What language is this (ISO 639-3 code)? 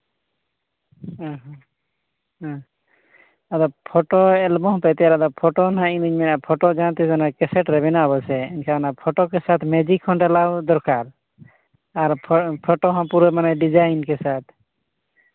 sat